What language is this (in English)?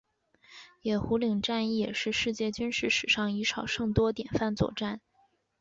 Chinese